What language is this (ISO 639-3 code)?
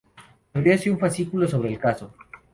spa